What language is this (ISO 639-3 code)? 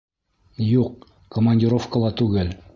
bak